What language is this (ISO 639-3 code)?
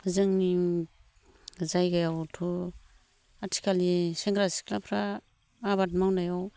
brx